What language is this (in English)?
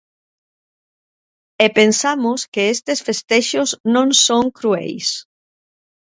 Galician